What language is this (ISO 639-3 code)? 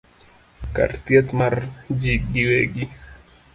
luo